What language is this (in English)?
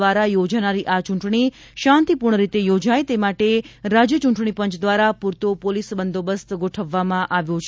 Gujarati